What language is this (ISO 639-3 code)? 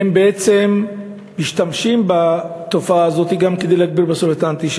heb